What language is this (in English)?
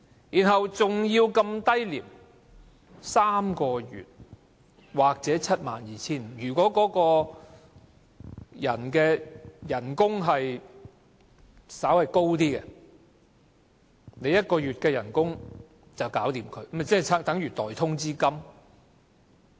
Cantonese